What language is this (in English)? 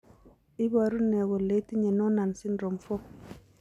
Kalenjin